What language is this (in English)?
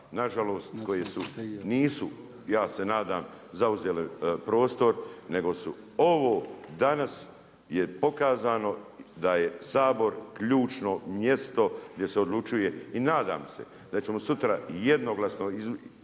Croatian